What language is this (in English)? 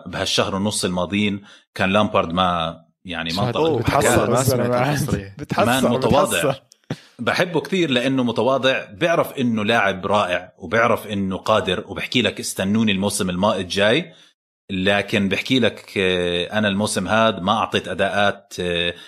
Arabic